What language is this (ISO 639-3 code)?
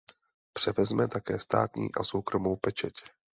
ces